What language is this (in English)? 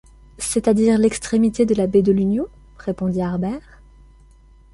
French